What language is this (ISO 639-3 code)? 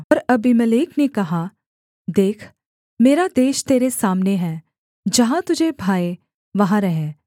hin